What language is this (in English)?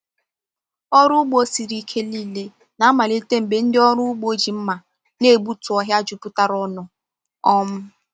Igbo